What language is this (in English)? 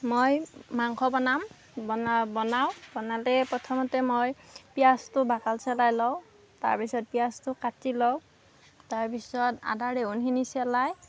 Assamese